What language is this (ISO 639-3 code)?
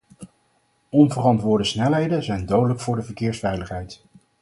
nld